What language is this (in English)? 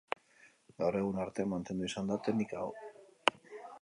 Basque